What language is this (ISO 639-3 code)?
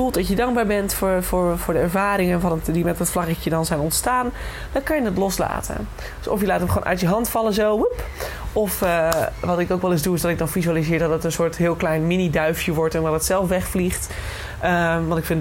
nld